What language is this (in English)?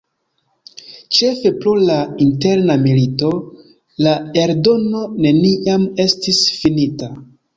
Esperanto